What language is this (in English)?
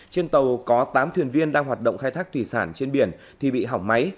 Vietnamese